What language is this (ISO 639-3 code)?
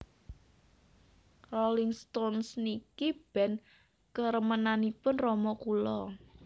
jav